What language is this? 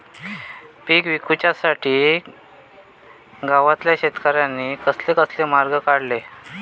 Marathi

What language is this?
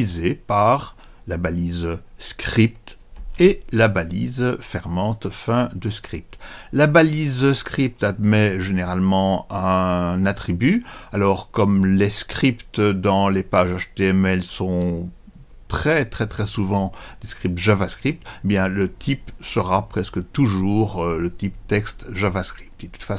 French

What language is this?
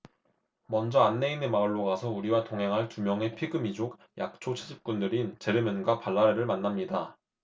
Korean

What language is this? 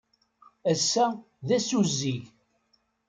Kabyle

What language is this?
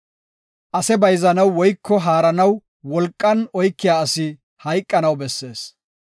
Gofa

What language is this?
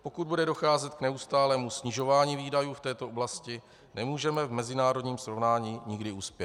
Czech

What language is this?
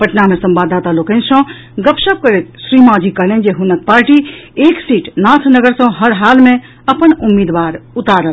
Maithili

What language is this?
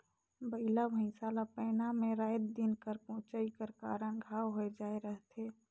Chhattisgarhi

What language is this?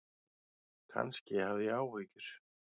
Icelandic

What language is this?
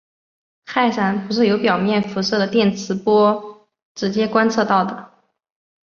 Chinese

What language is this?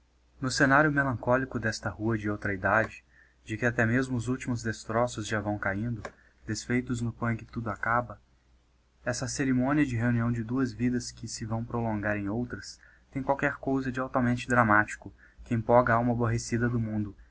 Portuguese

